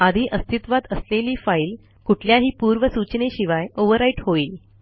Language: Marathi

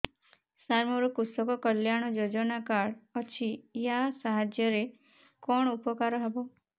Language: Odia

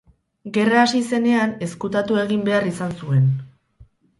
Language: Basque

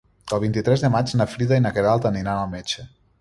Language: Catalan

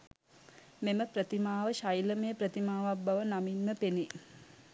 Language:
Sinhala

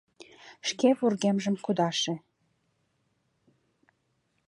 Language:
Mari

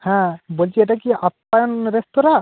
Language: Bangla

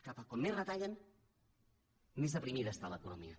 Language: Catalan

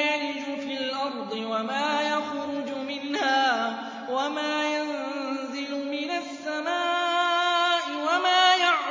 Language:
Arabic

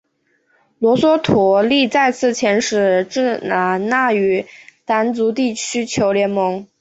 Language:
Chinese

